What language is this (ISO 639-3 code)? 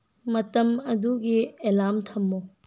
mni